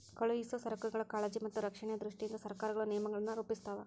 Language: Kannada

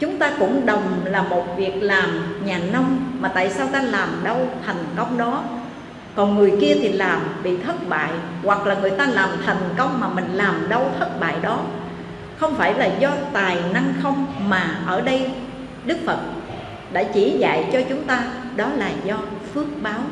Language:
Vietnamese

